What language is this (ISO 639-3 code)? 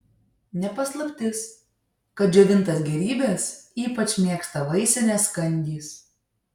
lit